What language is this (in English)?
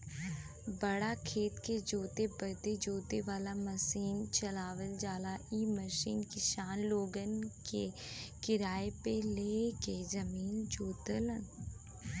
Bhojpuri